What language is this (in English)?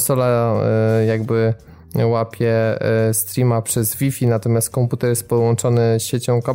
Polish